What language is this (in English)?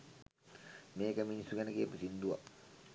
Sinhala